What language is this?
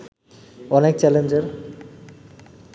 Bangla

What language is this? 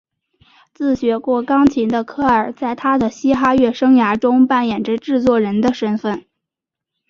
Chinese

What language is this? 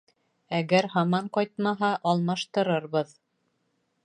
Bashkir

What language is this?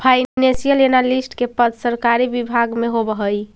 Magahi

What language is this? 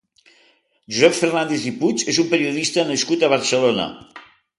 Catalan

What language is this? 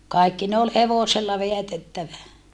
Finnish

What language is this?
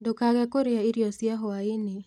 Kikuyu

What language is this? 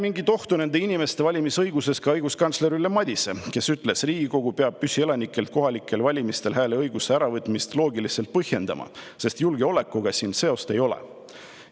Estonian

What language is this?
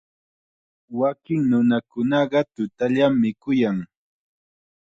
Chiquián Ancash Quechua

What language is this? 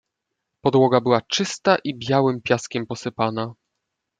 Polish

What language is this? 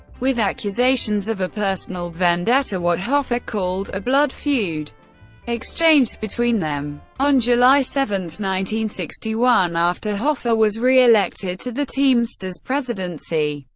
English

